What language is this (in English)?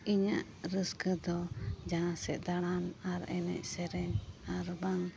Santali